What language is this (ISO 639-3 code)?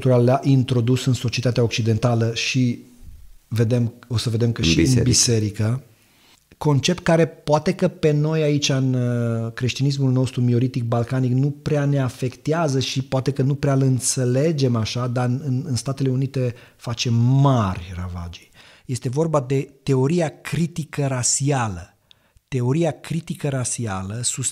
ron